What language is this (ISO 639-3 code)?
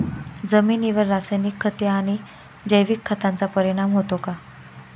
mar